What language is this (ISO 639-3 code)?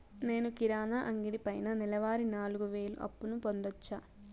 tel